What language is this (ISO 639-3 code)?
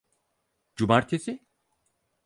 tur